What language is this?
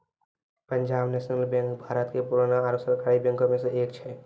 Maithili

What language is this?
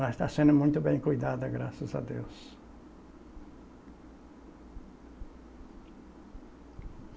Portuguese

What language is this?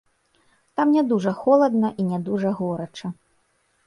Belarusian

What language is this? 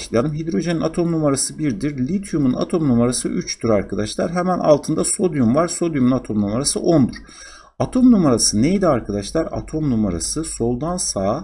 Turkish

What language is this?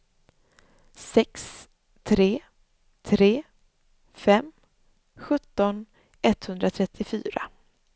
Swedish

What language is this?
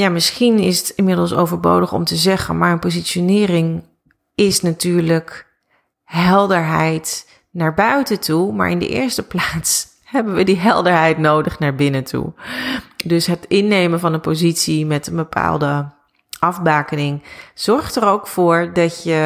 Dutch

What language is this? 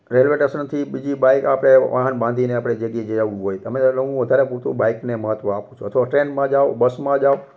Gujarati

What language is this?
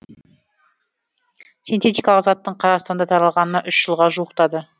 Kazakh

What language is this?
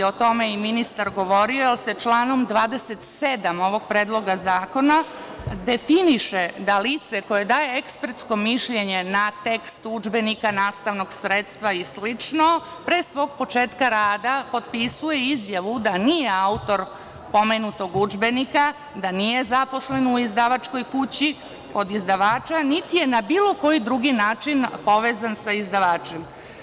Serbian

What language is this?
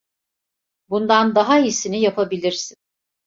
Turkish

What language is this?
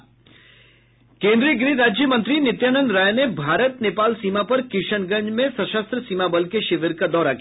Hindi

